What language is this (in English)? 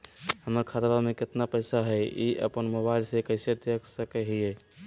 Magahi